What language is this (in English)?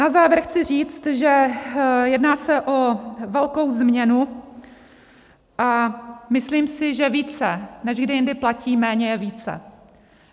Czech